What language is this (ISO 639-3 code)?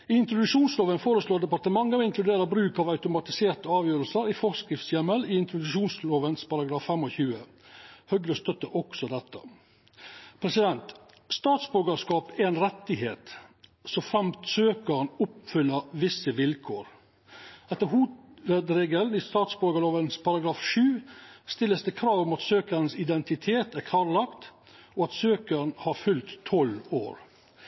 nno